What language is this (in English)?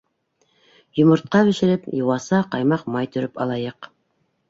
Bashkir